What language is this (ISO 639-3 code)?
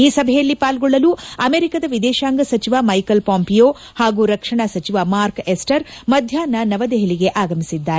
kan